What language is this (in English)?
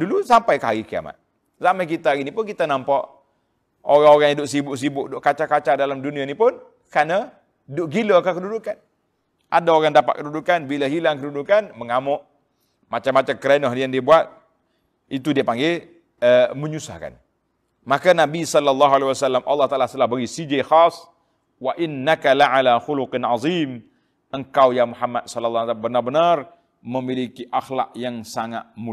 Malay